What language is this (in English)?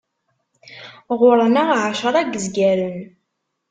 Kabyle